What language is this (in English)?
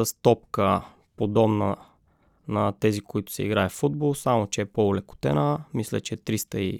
Bulgarian